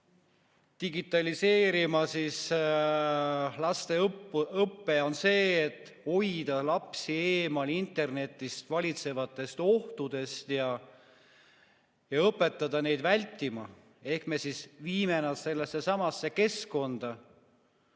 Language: Estonian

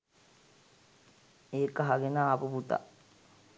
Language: Sinhala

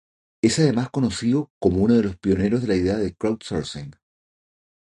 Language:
Spanish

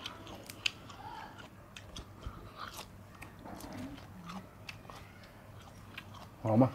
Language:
Thai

